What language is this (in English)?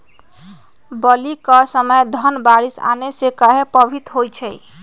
Magahi